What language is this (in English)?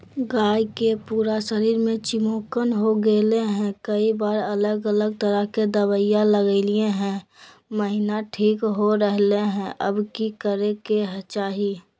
Magahi